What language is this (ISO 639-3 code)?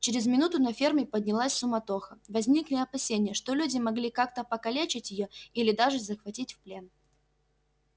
rus